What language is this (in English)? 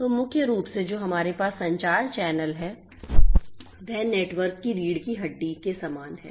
Hindi